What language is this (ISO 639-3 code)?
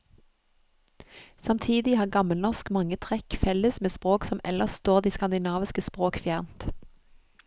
nor